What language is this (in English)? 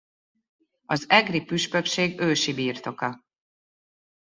Hungarian